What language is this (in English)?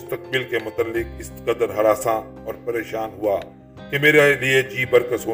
Urdu